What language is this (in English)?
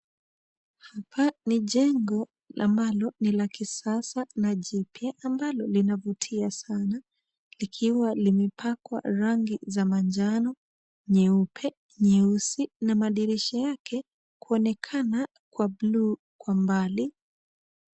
Swahili